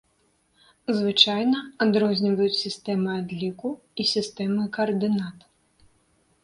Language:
Belarusian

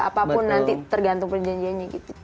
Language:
Indonesian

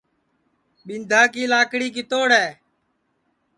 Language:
Sansi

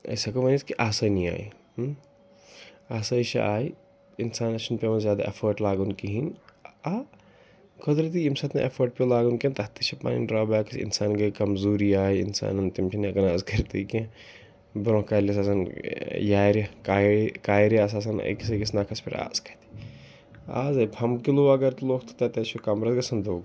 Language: Kashmiri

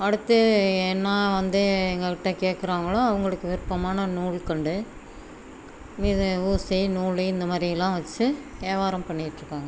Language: Tamil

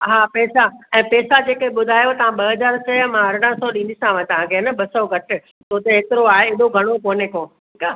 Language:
Sindhi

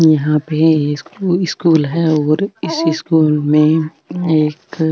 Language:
Marwari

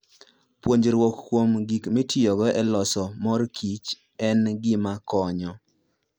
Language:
Luo (Kenya and Tanzania)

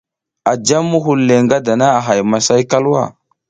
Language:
South Giziga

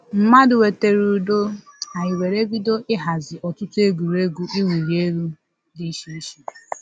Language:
Igbo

